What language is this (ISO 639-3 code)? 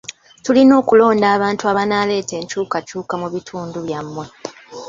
lug